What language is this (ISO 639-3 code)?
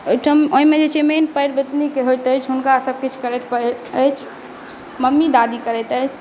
mai